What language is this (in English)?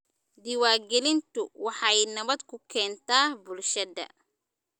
Somali